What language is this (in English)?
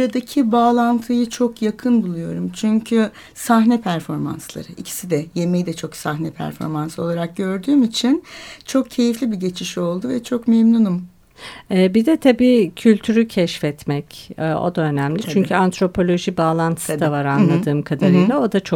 Turkish